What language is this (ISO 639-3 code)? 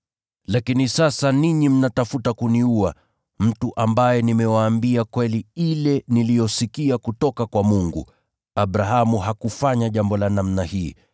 swa